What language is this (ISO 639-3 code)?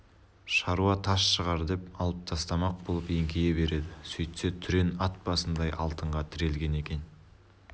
kaz